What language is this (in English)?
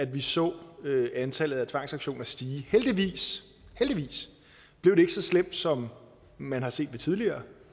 Danish